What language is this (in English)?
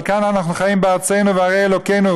Hebrew